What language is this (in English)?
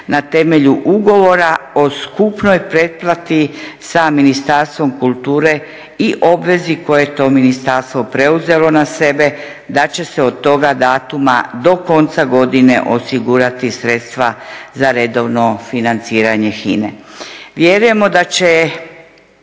Croatian